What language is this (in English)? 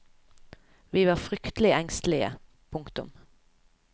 Norwegian